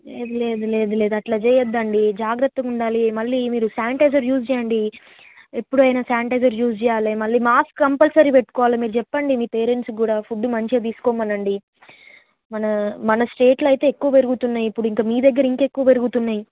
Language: Telugu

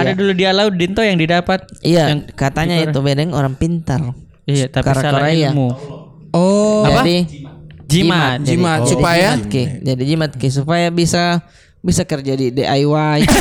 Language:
Indonesian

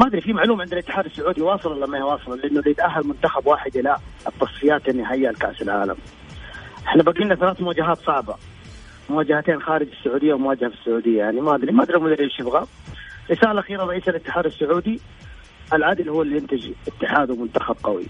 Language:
Arabic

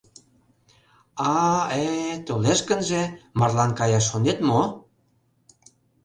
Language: Mari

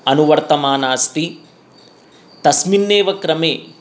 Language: Sanskrit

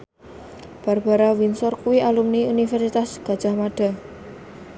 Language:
Javanese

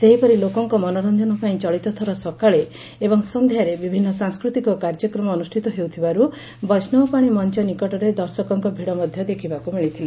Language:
Odia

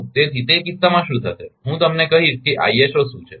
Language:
Gujarati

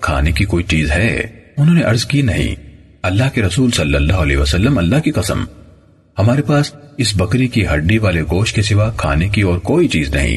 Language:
Urdu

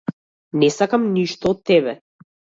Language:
Macedonian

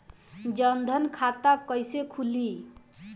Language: Bhojpuri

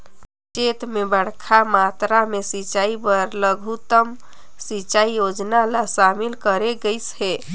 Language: Chhattisgarhi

